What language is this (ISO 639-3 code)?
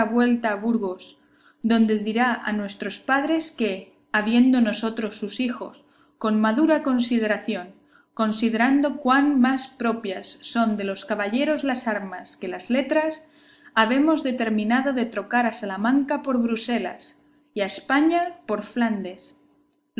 spa